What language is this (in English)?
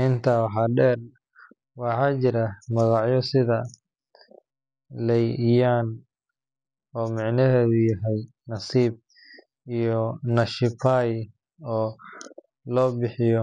Somali